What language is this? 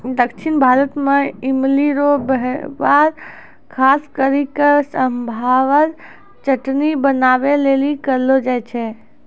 Maithili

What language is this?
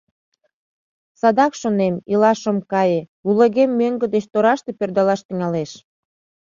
Mari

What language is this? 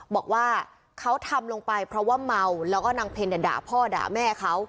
Thai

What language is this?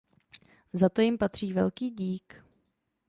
Czech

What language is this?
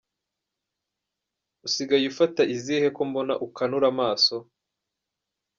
Kinyarwanda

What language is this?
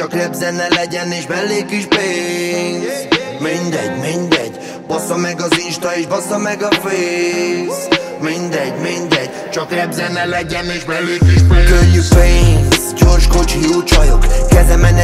Hungarian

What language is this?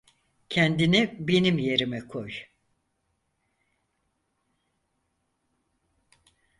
Turkish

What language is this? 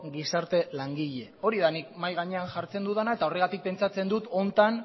Basque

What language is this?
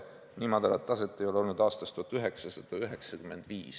Estonian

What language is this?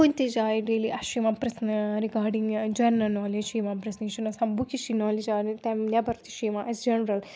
Kashmiri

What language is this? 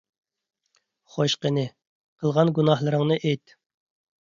Uyghur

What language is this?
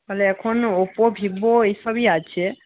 Bangla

